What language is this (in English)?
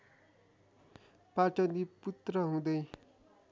Nepali